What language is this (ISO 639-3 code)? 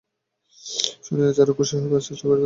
ben